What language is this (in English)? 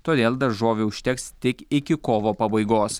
Lithuanian